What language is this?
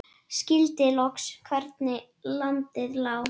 Icelandic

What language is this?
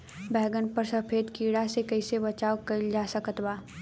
Bhojpuri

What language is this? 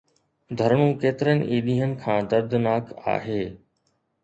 Sindhi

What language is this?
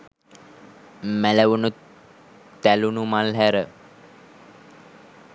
Sinhala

